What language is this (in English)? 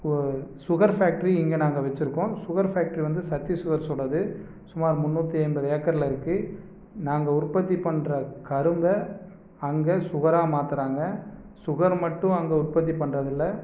Tamil